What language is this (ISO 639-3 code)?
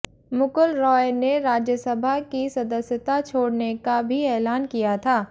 hin